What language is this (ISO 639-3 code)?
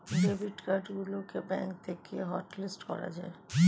ben